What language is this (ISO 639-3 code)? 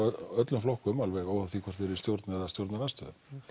isl